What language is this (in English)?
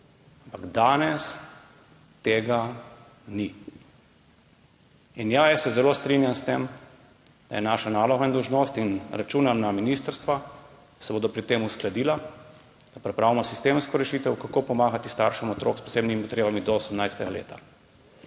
Slovenian